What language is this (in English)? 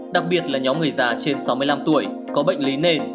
Vietnamese